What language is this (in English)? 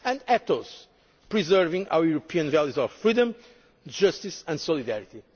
English